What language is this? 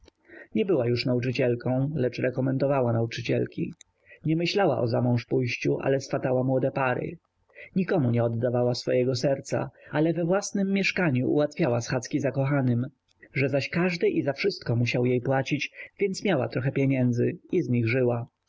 Polish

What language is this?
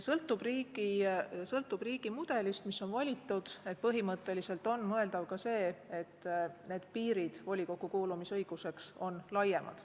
Estonian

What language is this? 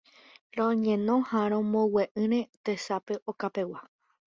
Guarani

